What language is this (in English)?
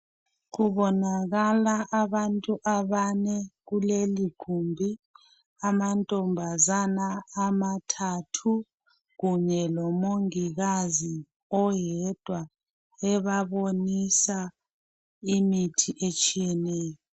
North Ndebele